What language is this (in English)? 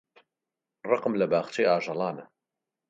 Central Kurdish